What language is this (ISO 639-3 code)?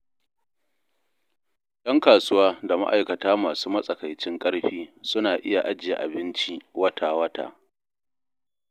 hau